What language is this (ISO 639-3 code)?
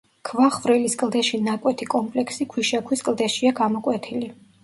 kat